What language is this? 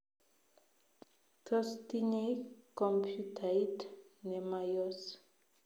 Kalenjin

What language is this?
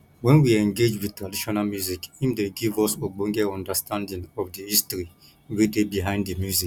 Nigerian Pidgin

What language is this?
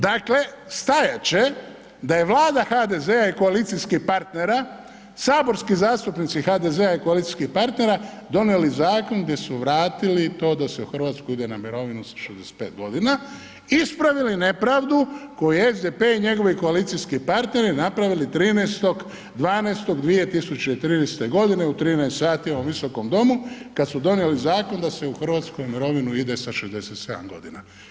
Croatian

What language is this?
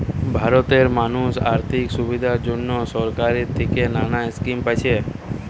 Bangla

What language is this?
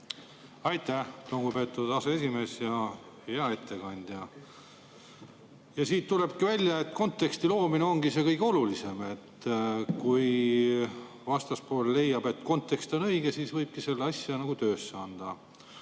Estonian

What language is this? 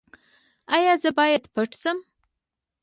Pashto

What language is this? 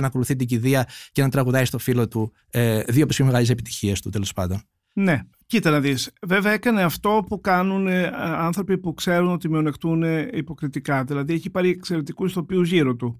Greek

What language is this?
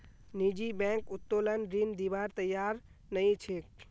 Magahi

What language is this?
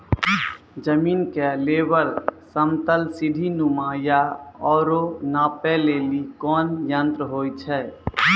Maithili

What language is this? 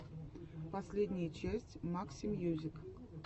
Russian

